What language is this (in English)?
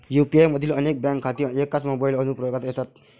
Marathi